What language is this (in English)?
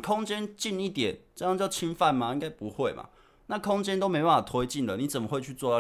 Chinese